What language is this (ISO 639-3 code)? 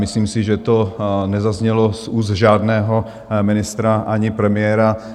ces